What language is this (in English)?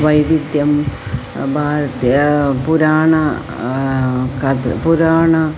Sanskrit